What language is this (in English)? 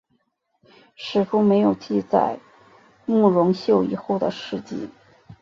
Chinese